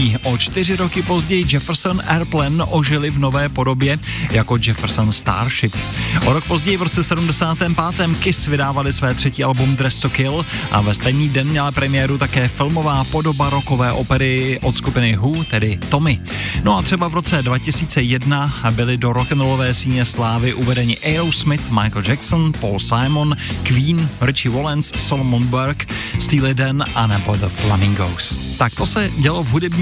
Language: Czech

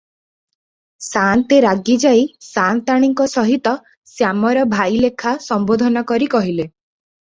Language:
Odia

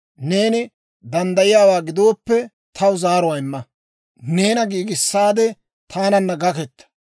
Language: Dawro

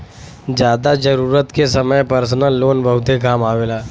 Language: Bhojpuri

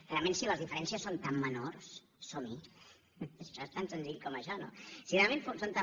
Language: Catalan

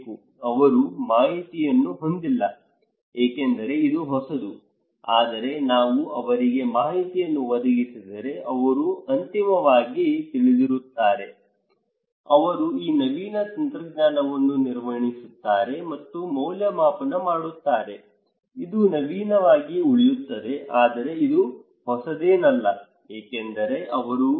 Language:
Kannada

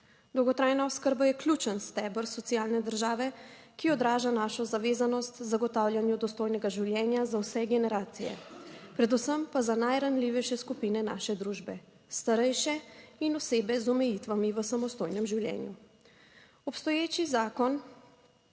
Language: Slovenian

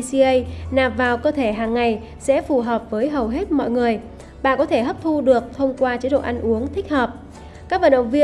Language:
Vietnamese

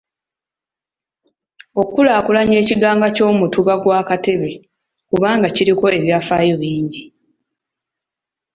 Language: Ganda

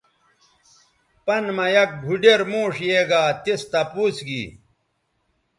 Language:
Bateri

